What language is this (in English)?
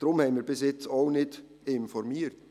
Swiss German